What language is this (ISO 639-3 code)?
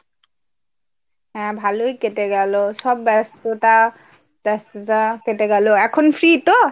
ben